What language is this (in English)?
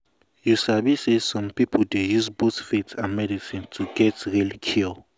Nigerian Pidgin